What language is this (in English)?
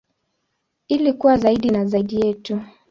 Swahili